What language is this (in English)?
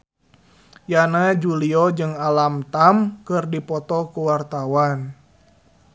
Sundanese